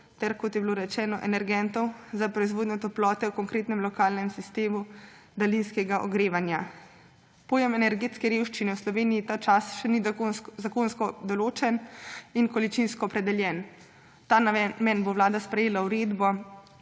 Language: Slovenian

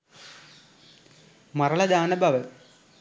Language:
Sinhala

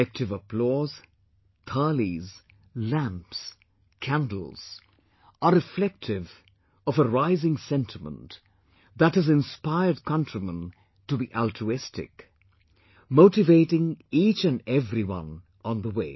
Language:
English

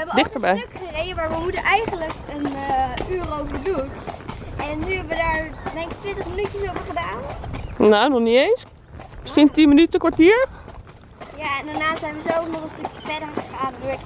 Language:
Dutch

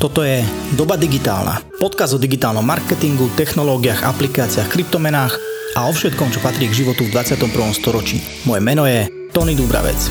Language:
Slovak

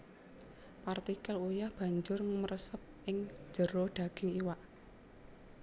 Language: Javanese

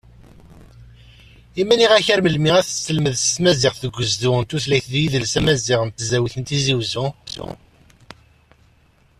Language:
Kabyle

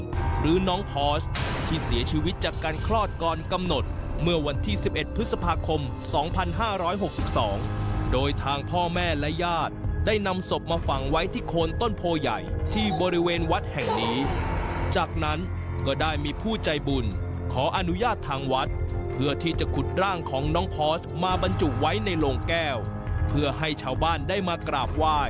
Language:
Thai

